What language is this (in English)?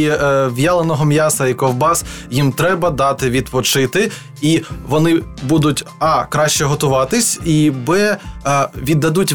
Ukrainian